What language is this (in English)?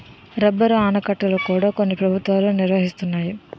Telugu